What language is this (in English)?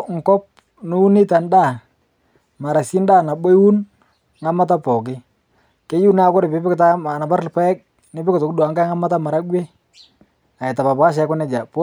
Masai